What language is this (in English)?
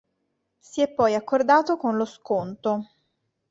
Italian